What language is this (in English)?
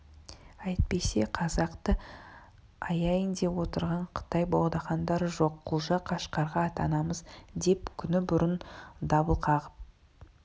Kazakh